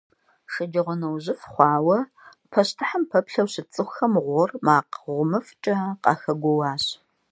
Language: Kabardian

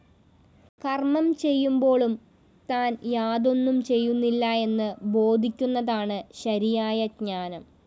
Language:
Malayalam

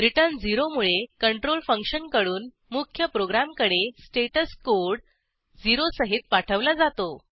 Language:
Marathi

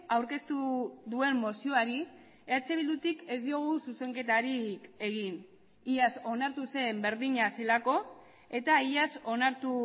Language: Basque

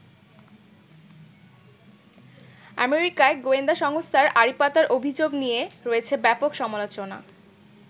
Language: Bangla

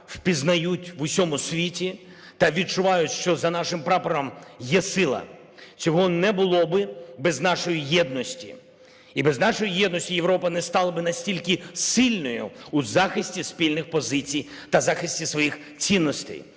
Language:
Ukrainian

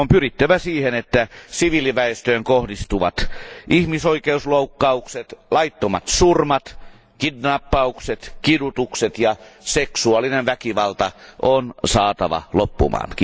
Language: Finnish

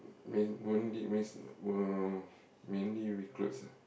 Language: English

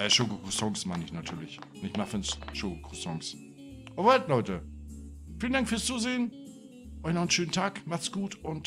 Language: German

